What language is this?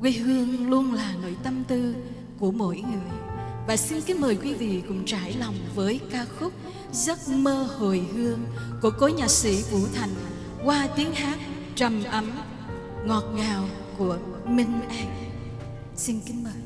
Vietnamese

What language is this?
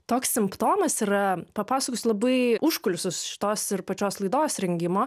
Lithuanian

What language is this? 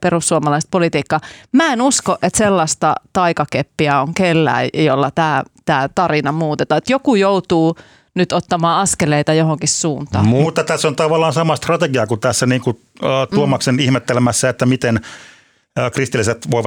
Finnish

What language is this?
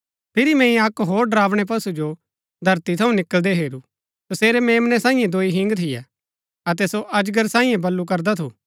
Gaddi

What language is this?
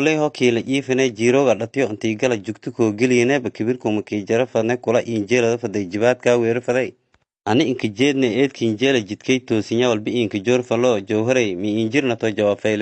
Somali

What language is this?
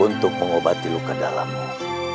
Indonesian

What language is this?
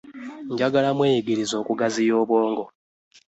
Ganda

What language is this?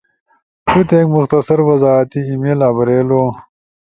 Ushojo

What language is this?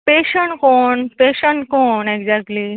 Konkani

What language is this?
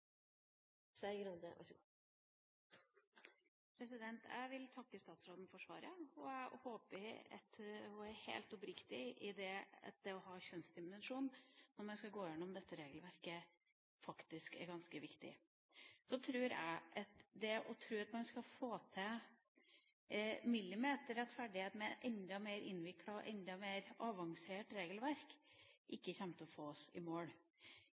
Norwegian Bokmål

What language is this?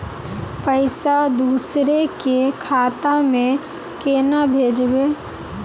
Magahi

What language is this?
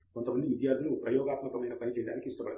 Telugu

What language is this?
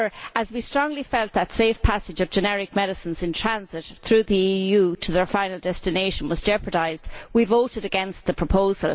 English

